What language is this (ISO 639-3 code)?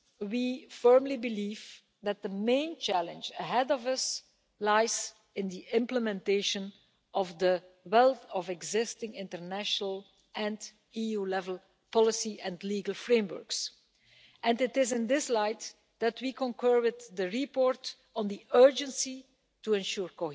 eng